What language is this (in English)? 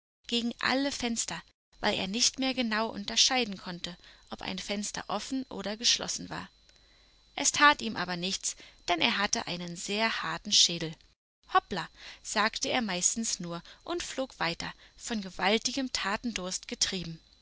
German